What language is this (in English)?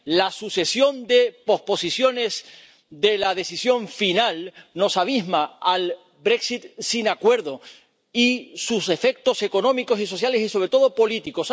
Spanish